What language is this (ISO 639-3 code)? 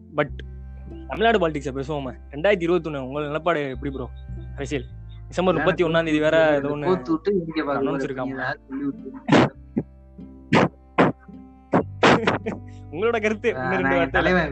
tam